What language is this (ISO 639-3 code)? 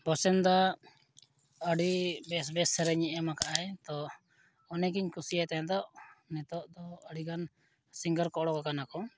sat